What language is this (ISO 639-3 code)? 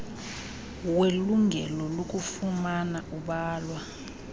xho